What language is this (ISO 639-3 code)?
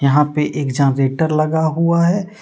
hin